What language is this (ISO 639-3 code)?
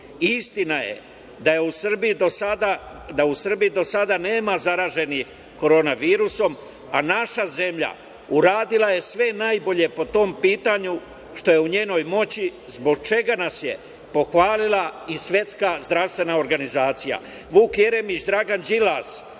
srp